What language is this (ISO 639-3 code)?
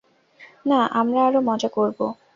ben